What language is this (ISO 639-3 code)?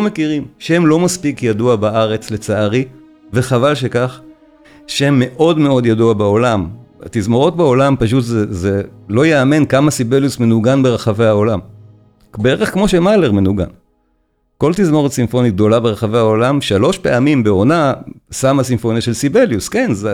heb